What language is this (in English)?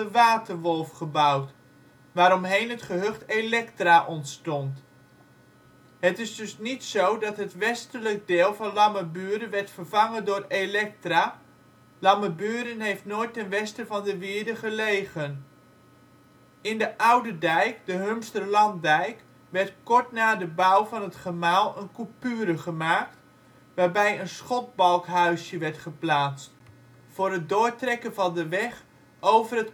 Dutch